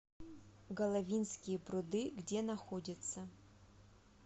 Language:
Russian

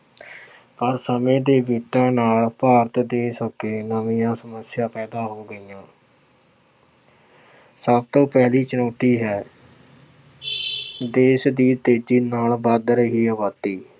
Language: Punjabi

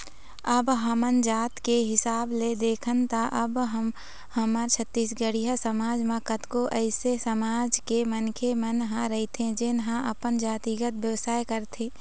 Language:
Chhattisgarhi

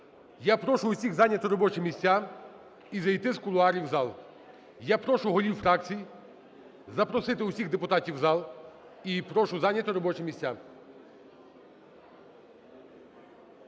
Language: Ukrainian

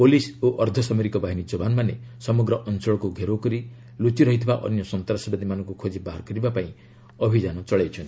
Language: Odia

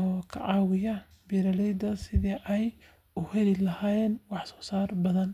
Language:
Somali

